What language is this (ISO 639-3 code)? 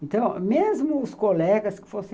por